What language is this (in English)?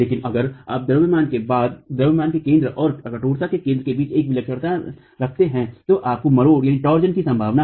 Hindi